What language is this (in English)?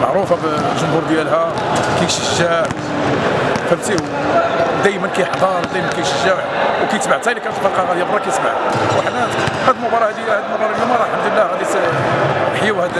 Arabic